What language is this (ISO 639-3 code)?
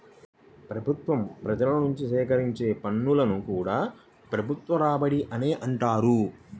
tel